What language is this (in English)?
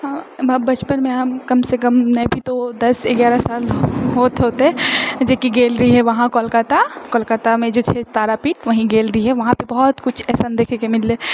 Maithili